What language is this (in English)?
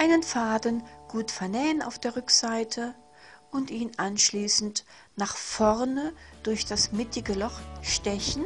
German